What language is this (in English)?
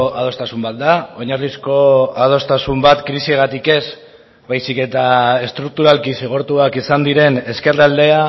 Basque